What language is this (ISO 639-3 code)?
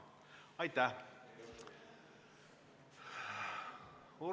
est